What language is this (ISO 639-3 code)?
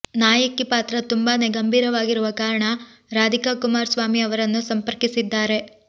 kan